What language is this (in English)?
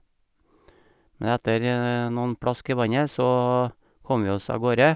Norwegian